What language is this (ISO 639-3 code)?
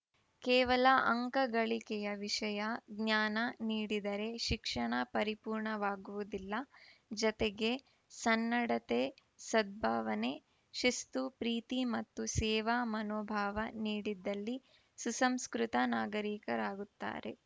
kan